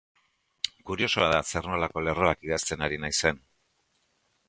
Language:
Basque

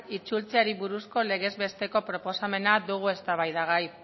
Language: Basque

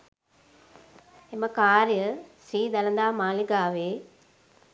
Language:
Sinhala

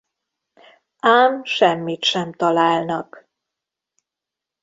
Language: Hungarian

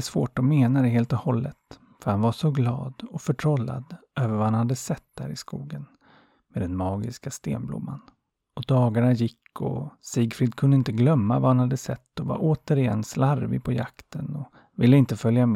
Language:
Swedish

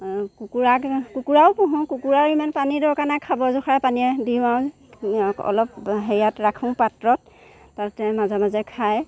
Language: Assamese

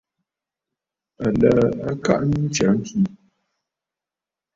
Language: Bafut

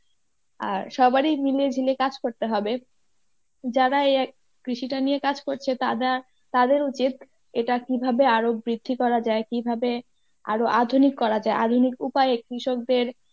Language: Bangla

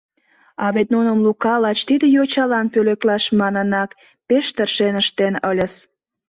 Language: Mari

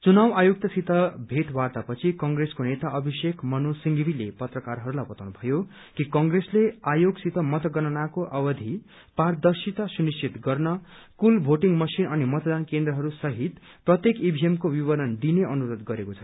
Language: Nepali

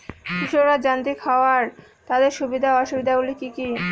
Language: Bangla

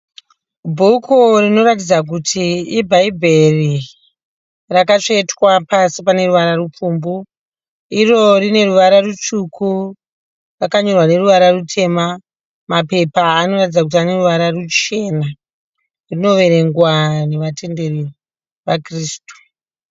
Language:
Shona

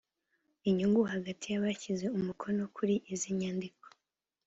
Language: Kinyarwanda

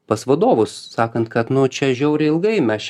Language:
Lithuanian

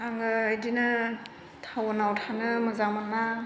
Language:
Bodo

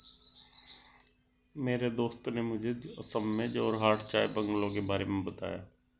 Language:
Hindi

